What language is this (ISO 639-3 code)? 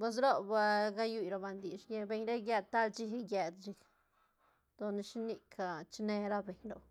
ztn